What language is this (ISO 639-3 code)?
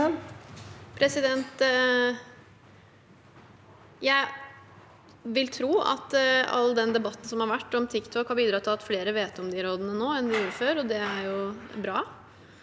nor